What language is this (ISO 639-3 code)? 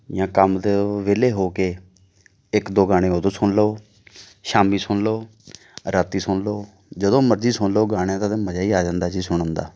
pan